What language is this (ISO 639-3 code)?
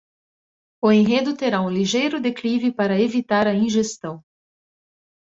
por